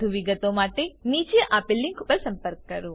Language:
Gujarati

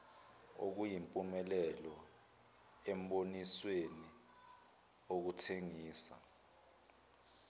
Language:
Zulu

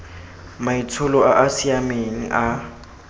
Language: Tswana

